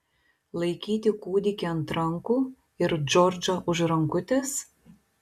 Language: Lithuanian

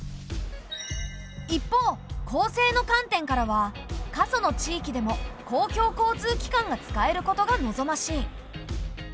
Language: Japanese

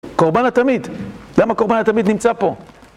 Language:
Hebrew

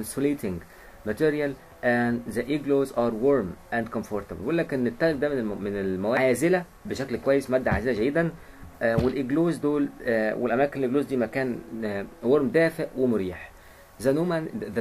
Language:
Arabic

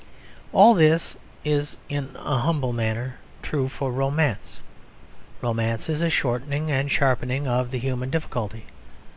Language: English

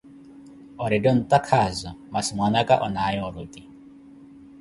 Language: Koti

